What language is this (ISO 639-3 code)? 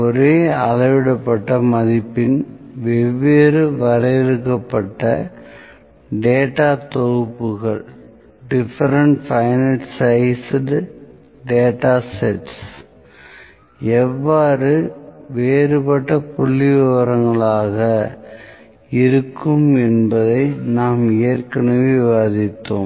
tam